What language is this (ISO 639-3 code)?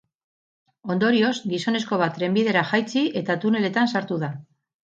eus